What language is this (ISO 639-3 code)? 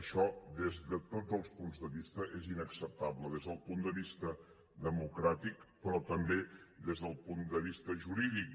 cat